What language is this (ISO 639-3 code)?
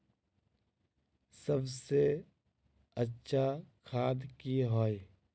mag